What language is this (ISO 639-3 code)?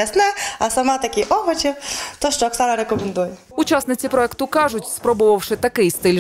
ukr